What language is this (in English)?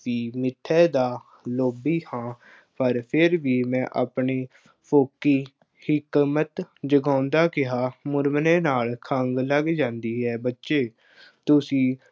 Punjabi